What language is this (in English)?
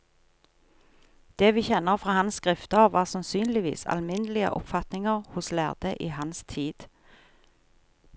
Norwegian